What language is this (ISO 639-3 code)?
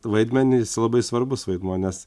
lit